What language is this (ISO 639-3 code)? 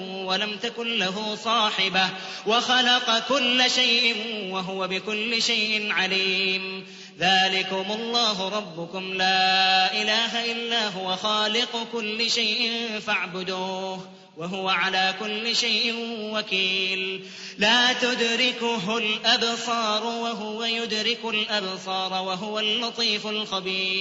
ara